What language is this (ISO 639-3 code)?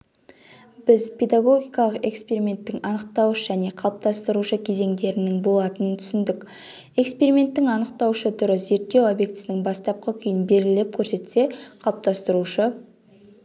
kaz